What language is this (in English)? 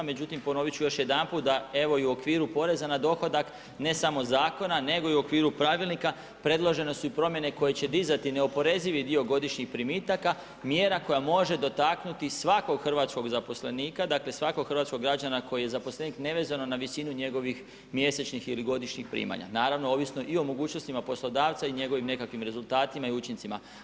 Croatian